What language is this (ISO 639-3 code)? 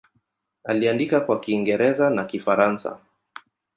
swa